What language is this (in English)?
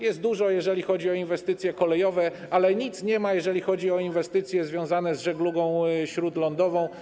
Polish